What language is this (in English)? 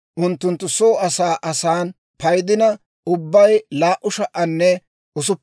Dawro